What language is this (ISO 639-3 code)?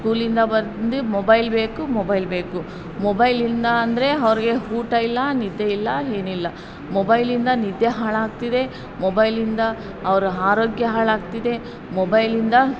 kan